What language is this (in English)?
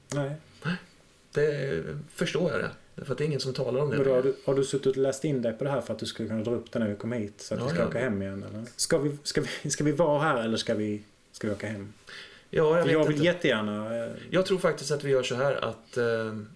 Swedish